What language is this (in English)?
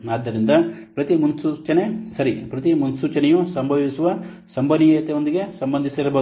Kannada